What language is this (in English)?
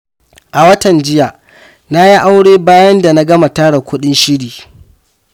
Hausa